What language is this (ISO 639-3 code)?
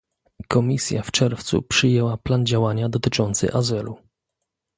pol